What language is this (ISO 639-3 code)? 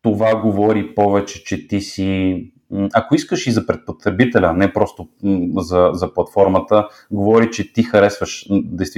bul